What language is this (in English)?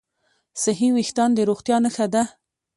Pashto